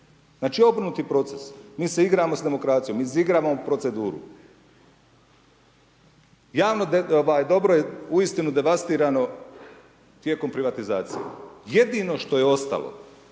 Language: Croatian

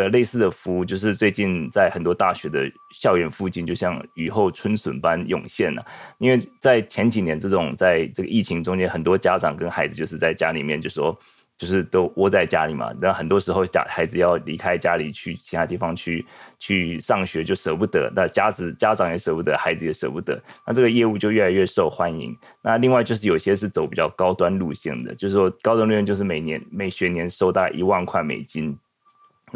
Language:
Chinese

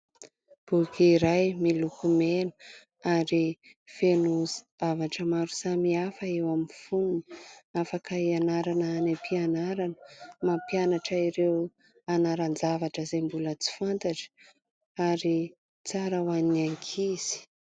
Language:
Malagasy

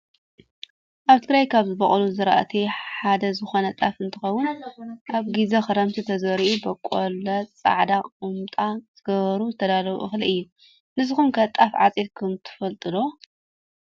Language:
Tigrinya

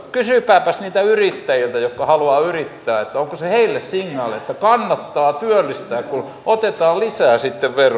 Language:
Finnish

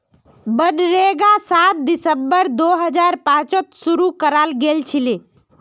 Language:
Magahi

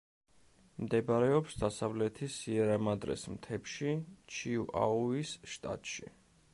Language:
Georgian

